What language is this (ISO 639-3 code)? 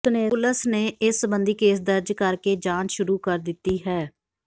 pan